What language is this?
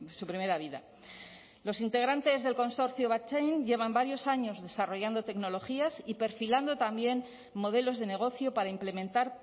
Spanish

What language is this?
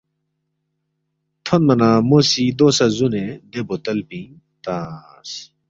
Balti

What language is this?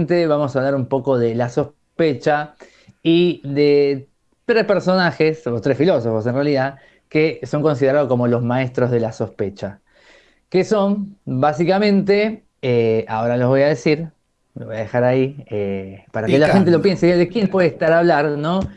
Spanish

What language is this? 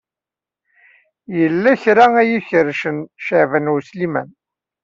Kabyle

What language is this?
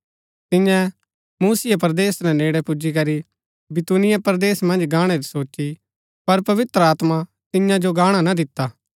Gaddi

